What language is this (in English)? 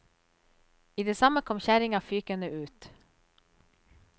Norwegian